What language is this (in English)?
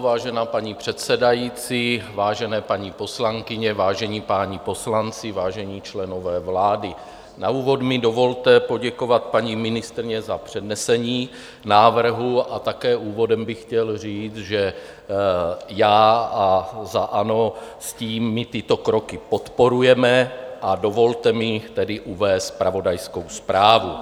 Czech